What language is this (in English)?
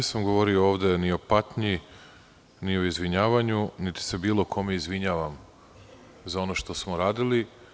Serbian